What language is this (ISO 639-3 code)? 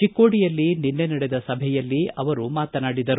kan